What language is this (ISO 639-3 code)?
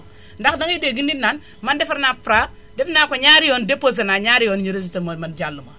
wol